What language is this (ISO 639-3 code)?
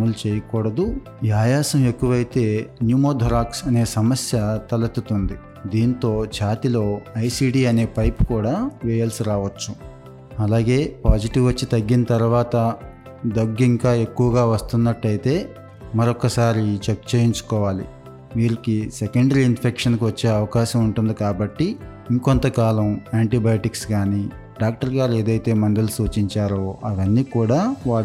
tel